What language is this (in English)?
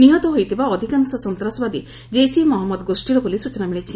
Odia